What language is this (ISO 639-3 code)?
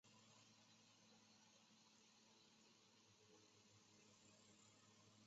zho